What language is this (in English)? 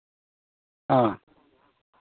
Santali